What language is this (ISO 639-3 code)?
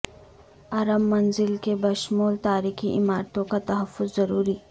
urd